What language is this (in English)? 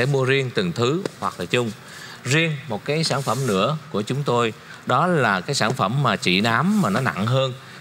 Vietnamese